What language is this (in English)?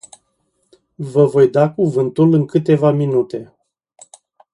Romanian